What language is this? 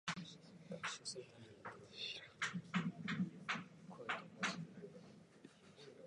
Japanese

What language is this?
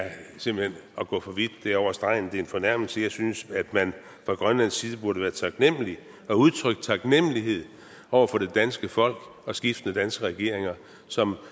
Danish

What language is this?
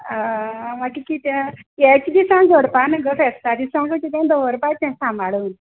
Konkani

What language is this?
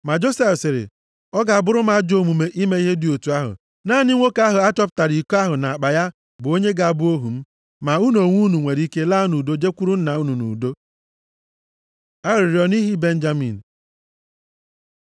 Igbo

